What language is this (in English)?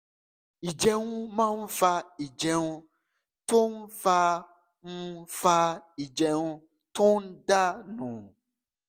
Yoruba